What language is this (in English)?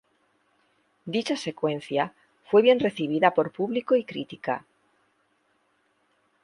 Spanish